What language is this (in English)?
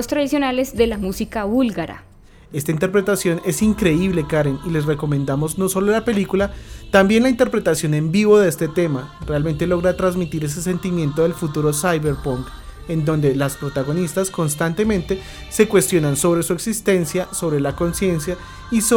Spanish